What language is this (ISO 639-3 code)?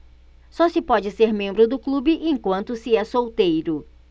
por